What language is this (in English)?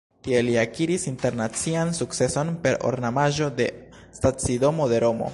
Esperanto